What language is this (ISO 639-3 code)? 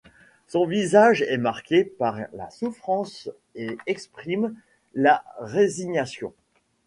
fra